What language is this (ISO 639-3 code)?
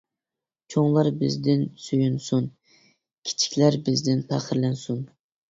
uig